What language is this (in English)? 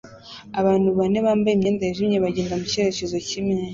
Kinyarwanda